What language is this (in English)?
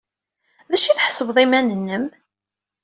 Kabyle